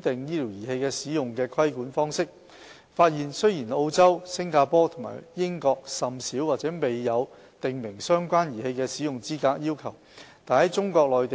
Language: Cantonese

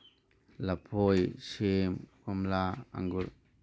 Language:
Manipuri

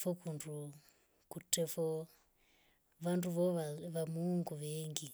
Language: Rombo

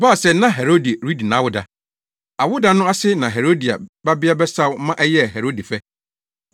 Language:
Akan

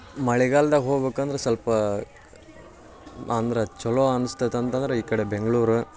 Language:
Kannada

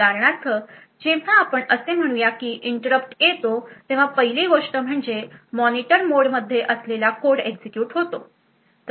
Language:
Marathi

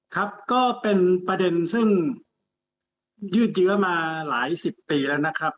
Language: Thai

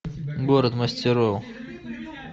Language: Russian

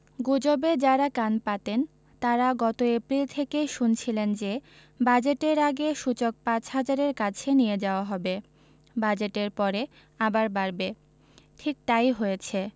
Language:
Bangla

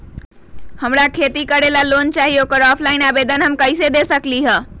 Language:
Magahi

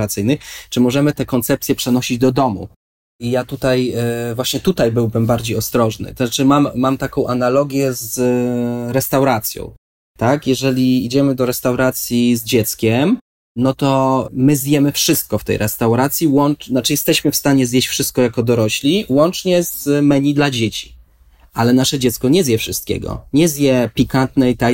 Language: Polish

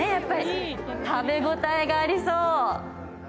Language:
Japanese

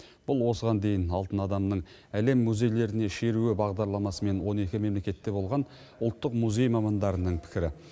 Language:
Kazakh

